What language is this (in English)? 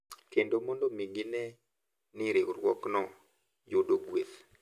Luo (Kenya and Tanzania)